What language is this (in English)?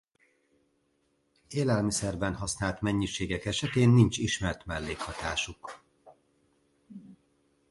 Hungarian